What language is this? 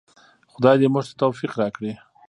Pashto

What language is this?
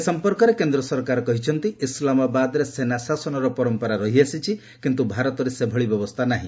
Odia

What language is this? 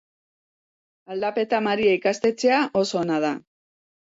Basque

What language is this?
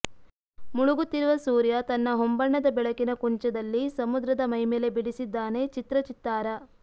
Kannada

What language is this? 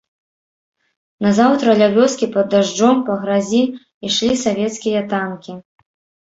Belarusian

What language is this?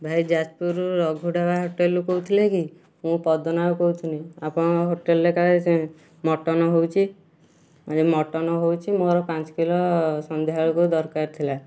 Odia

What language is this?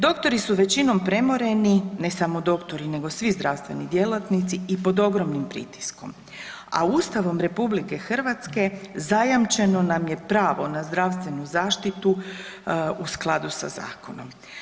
Croatian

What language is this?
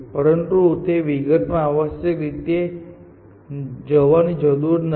Gujarati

